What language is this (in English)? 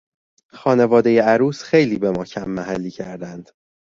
Persian